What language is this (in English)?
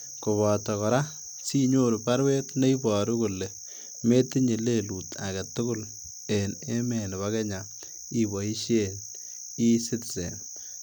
Kalenjin